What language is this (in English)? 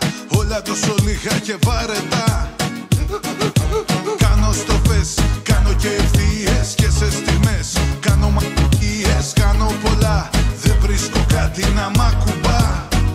Greek